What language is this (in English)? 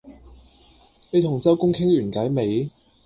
Cantonese